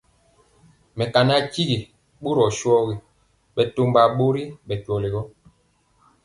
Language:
Mpiemo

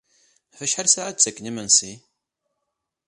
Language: Kabyle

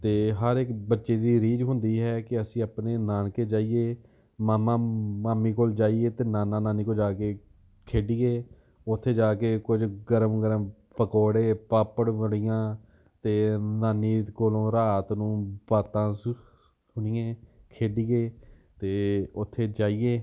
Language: Punjabi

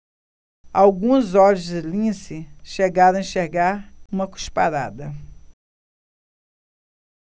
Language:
Portuguese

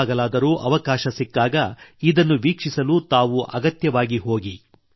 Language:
Kannada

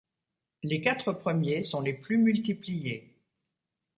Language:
French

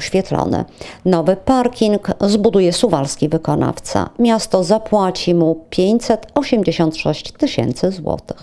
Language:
Polish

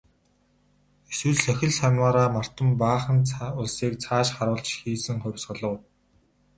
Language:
Mongolian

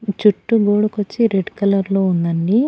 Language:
Telugu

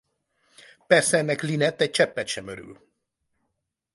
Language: Hungarian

